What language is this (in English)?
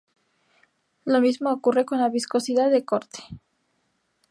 Spanish